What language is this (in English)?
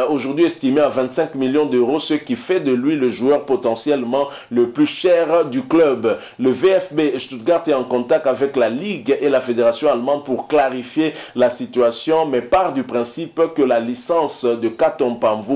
French